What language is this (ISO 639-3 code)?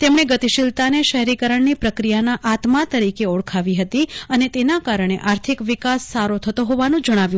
guj